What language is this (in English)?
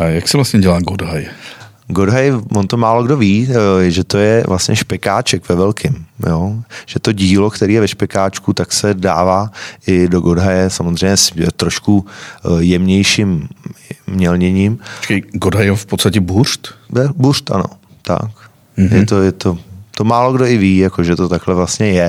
Czech